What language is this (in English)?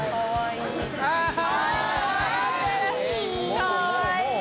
Japanese